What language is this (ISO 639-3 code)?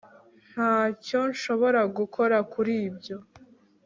kin